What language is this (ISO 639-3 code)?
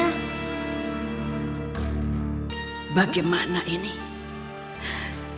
ind